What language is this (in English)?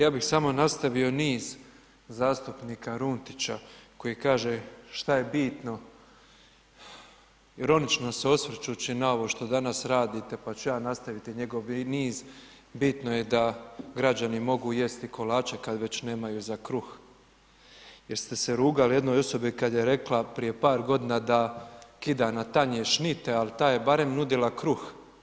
Croatian